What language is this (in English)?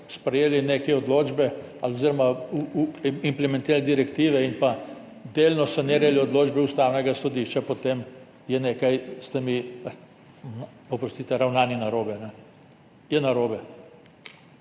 Slovenian